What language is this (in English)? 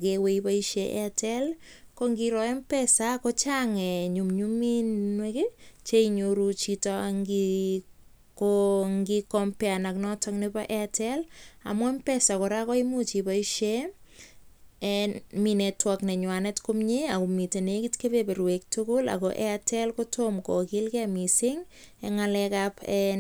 Kalenjin